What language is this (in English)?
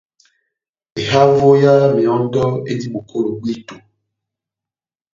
Batanga